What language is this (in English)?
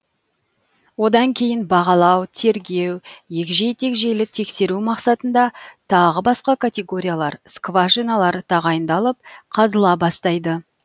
Kazakh